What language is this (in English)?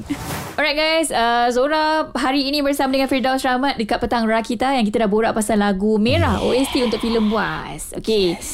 Malay